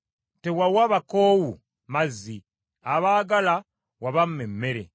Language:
Ganda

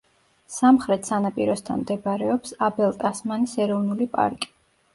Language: Georgian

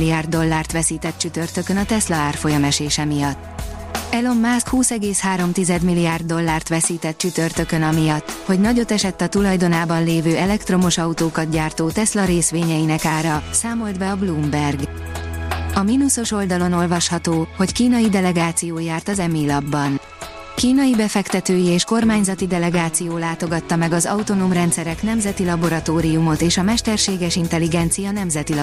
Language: Hungarian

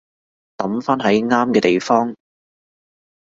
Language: Cantonese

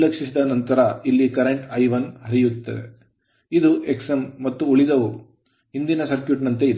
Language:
Kannada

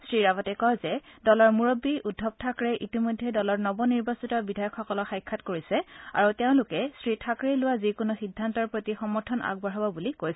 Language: Assamese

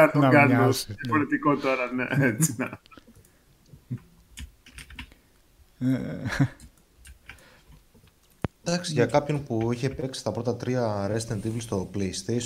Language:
Greek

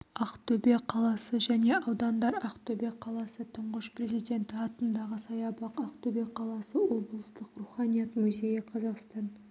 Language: Kazakh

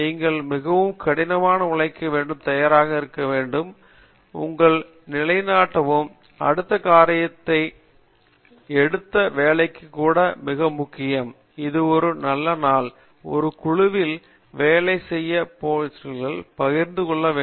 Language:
Tamil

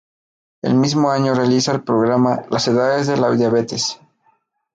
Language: Spanish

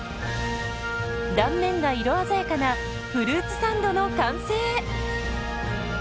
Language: Japanese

